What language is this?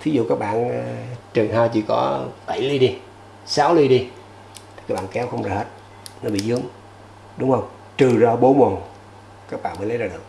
Vietnamese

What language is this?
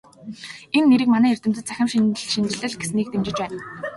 Mongolian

